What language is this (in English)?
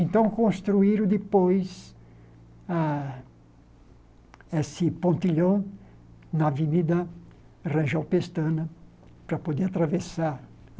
Portuguese